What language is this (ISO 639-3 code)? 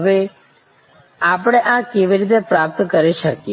guj